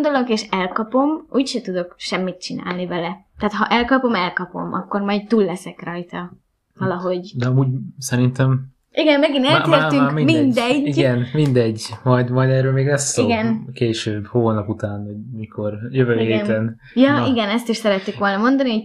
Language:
Hungarian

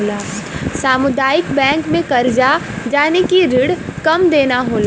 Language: Bhojpuri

